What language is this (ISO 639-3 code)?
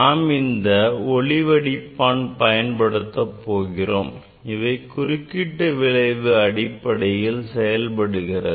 tam